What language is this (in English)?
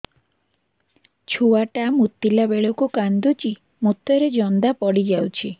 Odia